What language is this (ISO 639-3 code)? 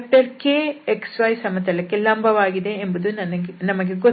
kan